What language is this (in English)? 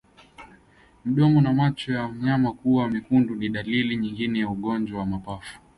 Swahili